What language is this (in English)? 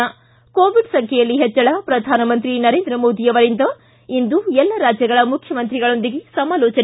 Kannada